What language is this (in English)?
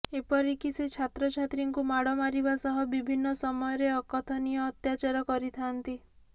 Odia